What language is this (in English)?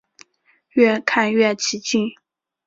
Chinese